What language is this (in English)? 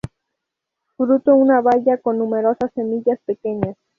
Spanish